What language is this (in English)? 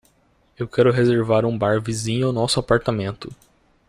Portuguese